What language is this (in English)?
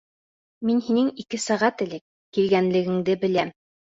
Bashkir